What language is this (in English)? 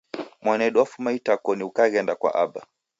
Taita